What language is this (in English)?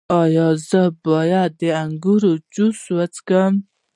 Pashto